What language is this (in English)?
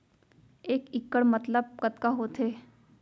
Chhattisgarhi